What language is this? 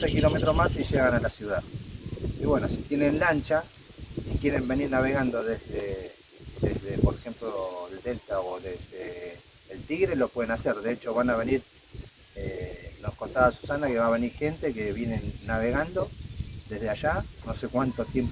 Spanish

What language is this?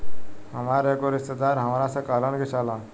Bhojpuri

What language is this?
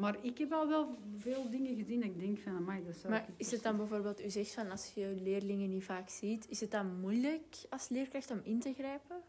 Dutch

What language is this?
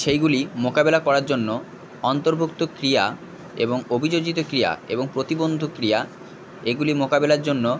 Bangla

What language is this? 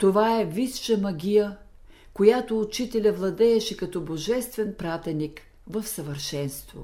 Bulgarian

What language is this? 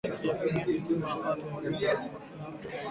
Swahili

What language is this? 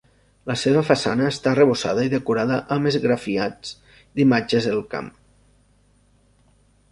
Catalan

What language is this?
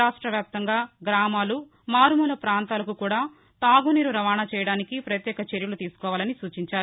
Telugu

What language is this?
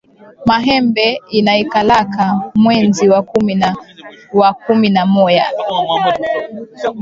Swahili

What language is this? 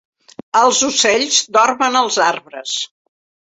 Catalan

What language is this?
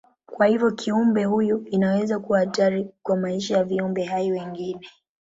Swahili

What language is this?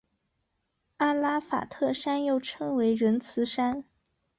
Chinese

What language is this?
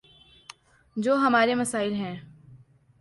Urdu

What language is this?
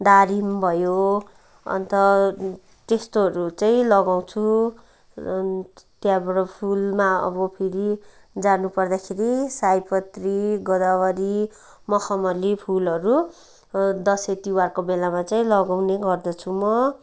Nepali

